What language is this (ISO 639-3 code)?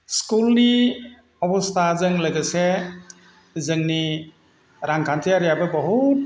brx